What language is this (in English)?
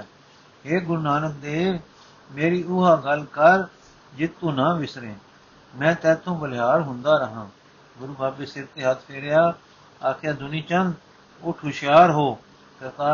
Punjabi